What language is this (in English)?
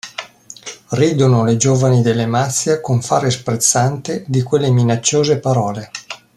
Italian